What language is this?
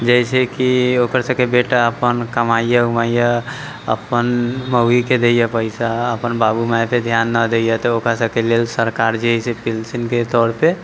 Maithili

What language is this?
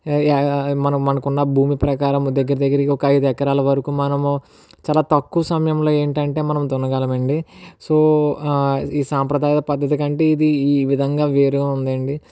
Telugu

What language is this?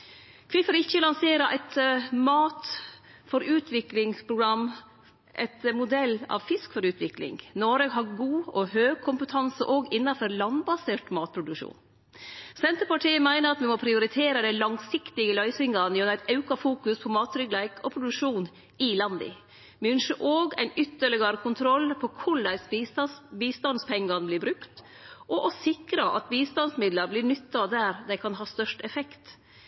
Norwegian Nynorsk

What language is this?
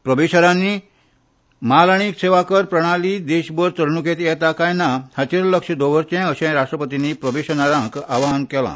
Konkani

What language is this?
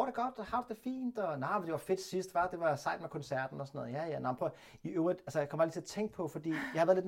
Danish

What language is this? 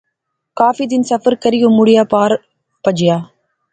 Pahari-Potwari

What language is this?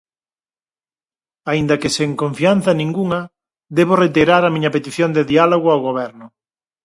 Galician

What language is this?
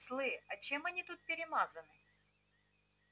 Russian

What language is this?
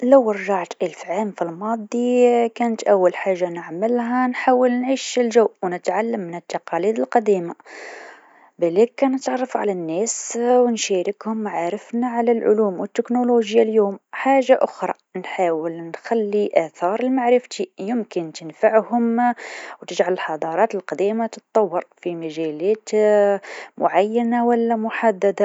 Tunisian Arabic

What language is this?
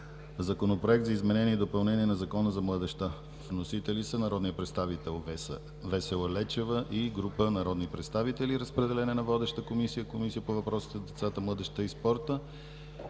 Bulgarian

